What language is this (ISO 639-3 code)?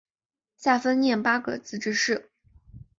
zho